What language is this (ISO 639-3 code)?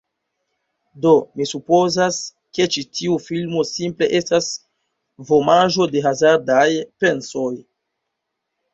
epo